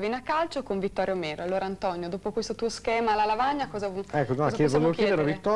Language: Italian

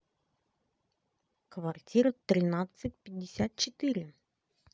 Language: Russian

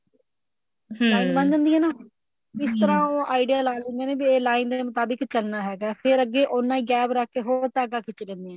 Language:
Punjabi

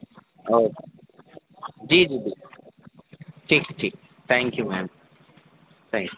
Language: Urdu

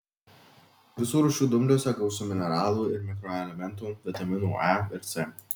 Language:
Lithuanian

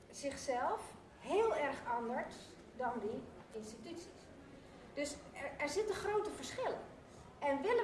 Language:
Dutch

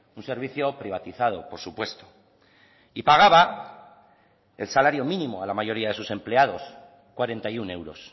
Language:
Spanish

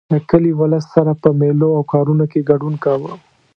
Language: Pashto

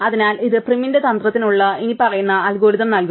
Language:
Malayalam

